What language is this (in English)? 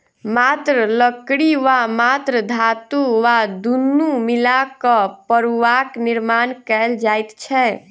Maithili